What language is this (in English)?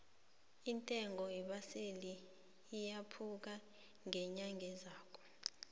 South Ndebele